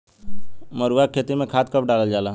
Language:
Bhojpuri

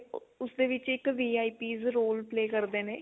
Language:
Punjabi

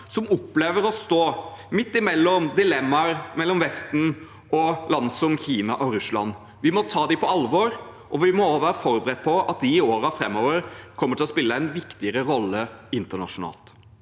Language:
Norwegian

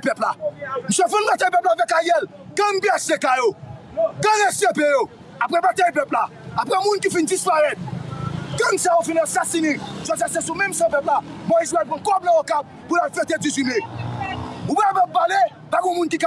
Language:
French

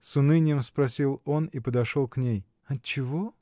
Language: Russian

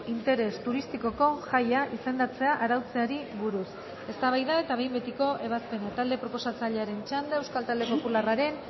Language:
Basque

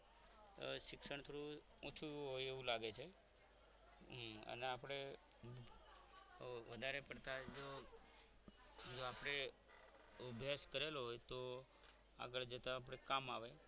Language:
Gujarati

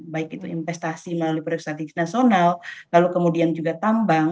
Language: Indonesian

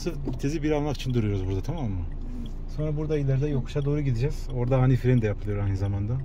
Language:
Turkish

